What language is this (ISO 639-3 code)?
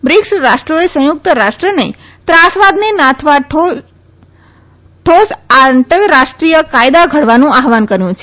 guj